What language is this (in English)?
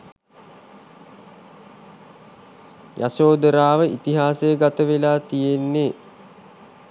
Sinhala